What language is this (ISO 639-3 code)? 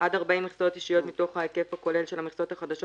heb